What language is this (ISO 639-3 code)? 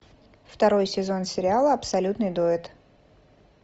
rus